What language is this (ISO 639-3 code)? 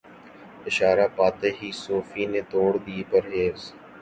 urd